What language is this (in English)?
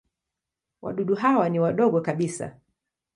Swahili